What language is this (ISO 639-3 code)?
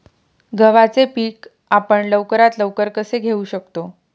mar